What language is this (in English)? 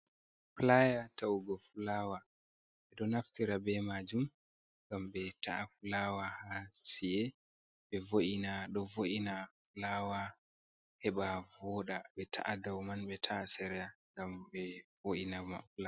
Fula